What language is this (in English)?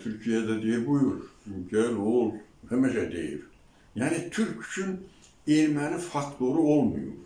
Turkish